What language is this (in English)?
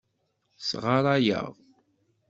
Kabyle